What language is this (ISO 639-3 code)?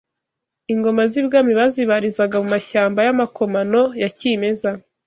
kin